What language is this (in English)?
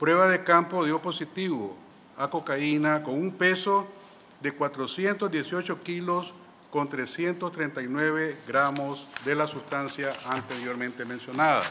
Spanish